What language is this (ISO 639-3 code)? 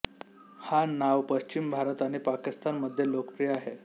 mar